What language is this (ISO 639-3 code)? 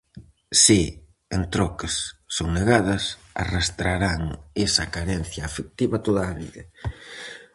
glg